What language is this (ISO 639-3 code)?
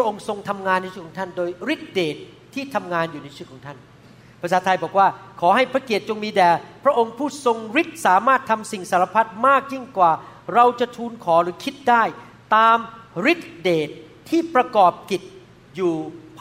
tha